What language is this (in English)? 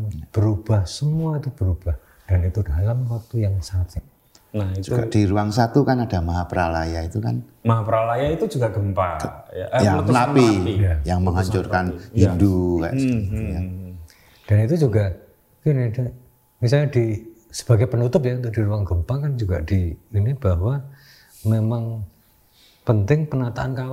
Indonesian